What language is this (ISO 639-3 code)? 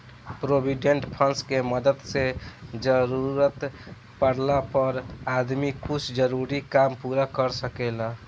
bho